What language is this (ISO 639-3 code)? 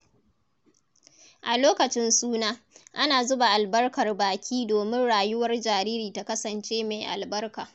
hau